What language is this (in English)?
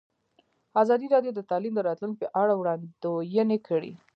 Pashto